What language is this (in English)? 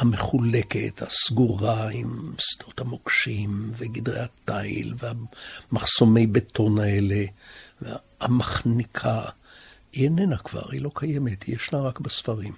Hebrew